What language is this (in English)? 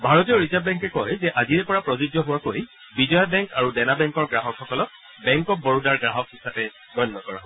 Assamese